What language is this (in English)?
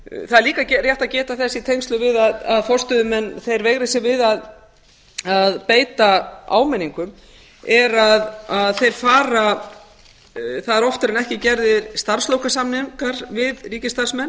Icelandic